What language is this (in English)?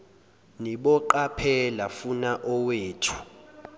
Zulu